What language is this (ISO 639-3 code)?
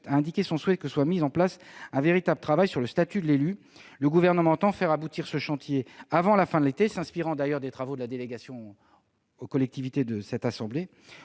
fra